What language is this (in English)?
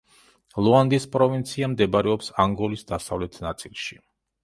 Georgian